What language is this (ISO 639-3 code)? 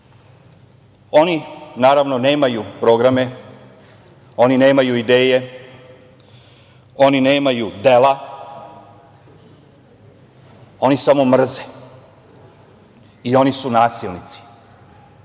srp